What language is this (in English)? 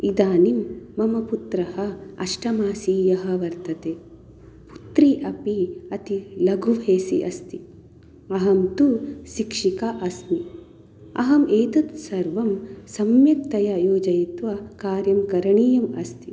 Sanskrit